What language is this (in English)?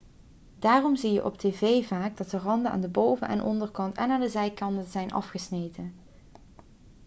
Dutch